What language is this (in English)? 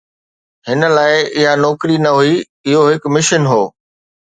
Sindhi